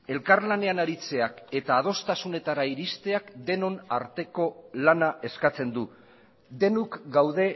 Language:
Basque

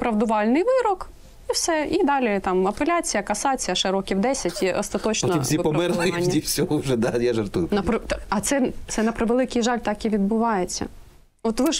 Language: Ukrainian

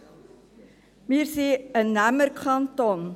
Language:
Swiss German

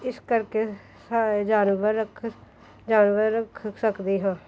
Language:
Punjabi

